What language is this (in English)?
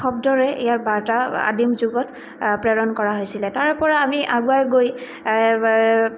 Assamese